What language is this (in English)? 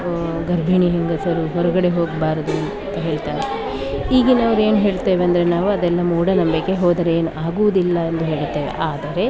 Kannada